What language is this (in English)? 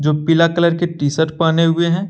Hindi